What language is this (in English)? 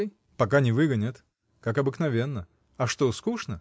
Russian